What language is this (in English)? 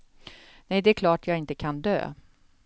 Swedish